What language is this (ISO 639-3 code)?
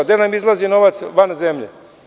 srp